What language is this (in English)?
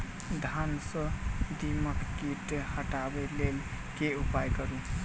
Maithili